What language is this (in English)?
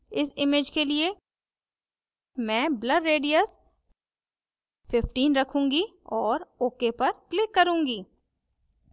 Hindi